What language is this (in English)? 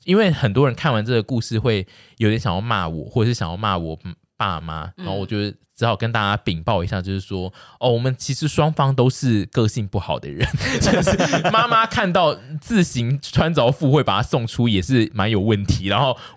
Chinese